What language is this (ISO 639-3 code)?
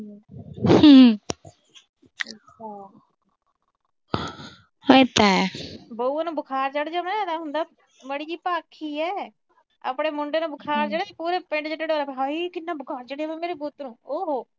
pan